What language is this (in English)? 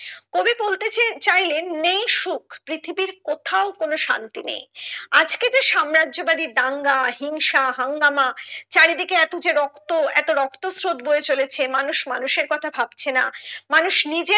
Bangla